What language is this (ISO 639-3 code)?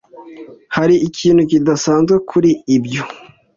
kin